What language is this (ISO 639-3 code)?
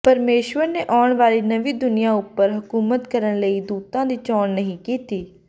pan